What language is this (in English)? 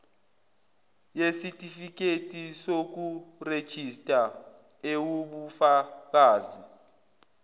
Zulu